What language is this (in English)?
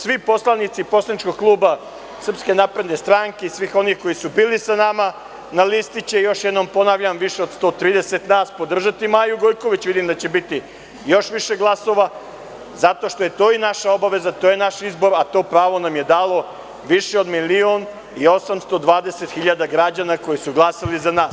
Serbian